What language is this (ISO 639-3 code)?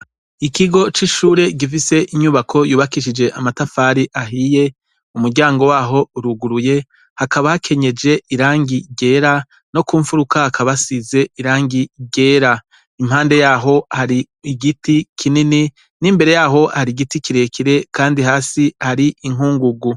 run